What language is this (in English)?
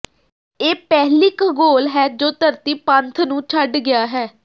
Punjabi